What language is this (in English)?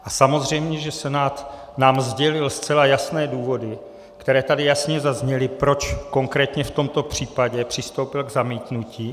Czech